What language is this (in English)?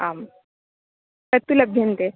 Sanskrit